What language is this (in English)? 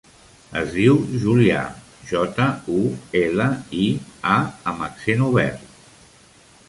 Catalan